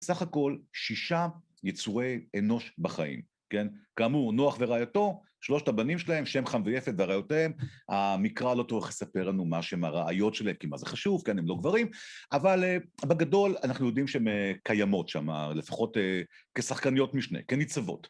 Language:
Hebrew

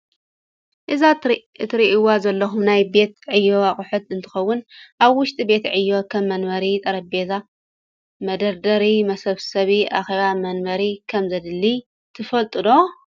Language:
Tigrinya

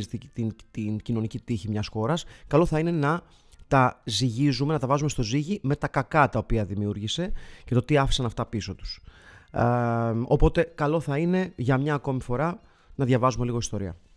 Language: Greek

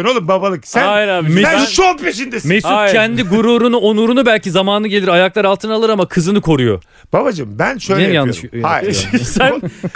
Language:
Turkish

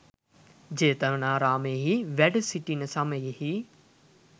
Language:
Sinhala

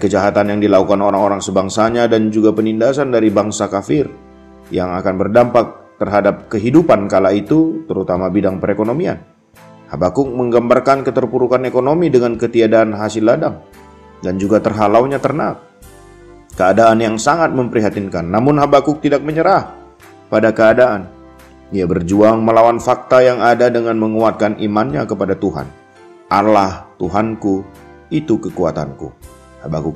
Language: Indonesian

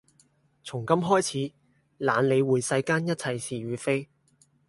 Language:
Cantonese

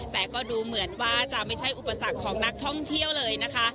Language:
Thai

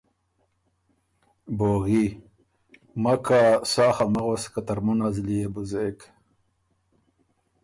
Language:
Ormuri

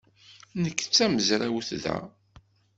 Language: Kabyle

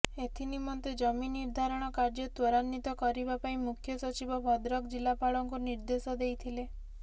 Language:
Odia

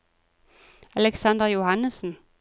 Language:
Norwegian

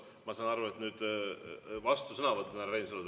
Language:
Estonian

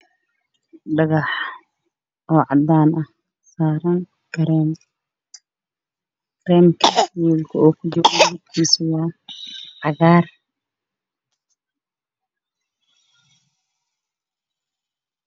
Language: Somali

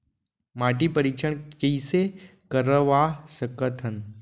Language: Chhattisgarhi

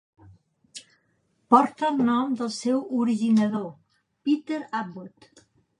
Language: Catalan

